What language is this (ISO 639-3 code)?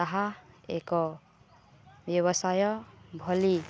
ori